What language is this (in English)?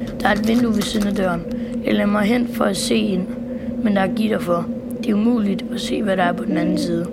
Danish